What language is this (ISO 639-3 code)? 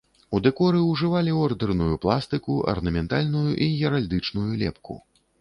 bel